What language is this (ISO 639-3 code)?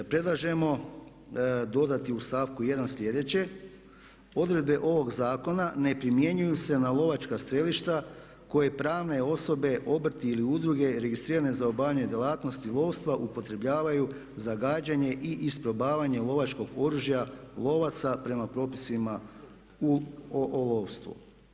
hrv